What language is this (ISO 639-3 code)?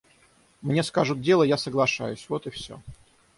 rus